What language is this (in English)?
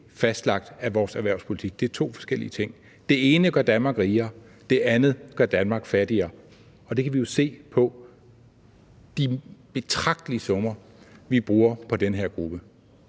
Danish